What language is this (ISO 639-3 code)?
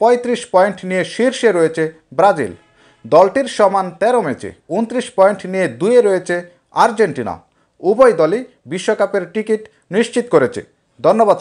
ron